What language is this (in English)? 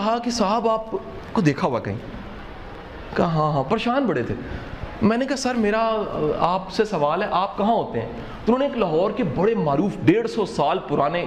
Urdu